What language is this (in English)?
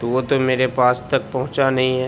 Urdu